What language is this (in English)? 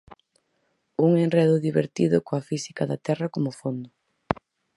Galician